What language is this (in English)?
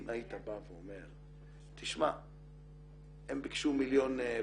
Hebrew